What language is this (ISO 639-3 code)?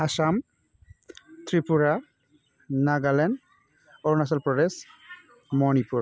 brx